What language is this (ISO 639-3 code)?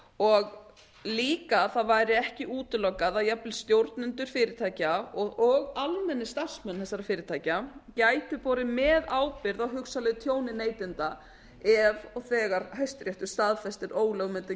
isl